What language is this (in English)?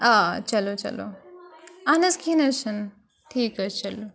Kashmiri